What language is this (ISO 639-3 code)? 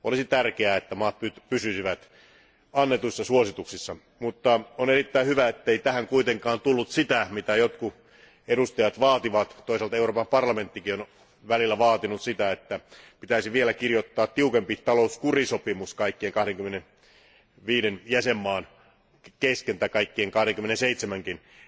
fin